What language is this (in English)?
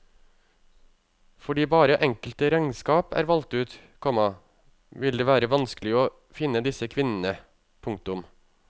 Norwegian